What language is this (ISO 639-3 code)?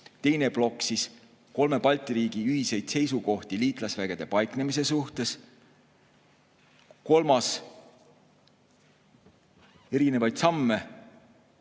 est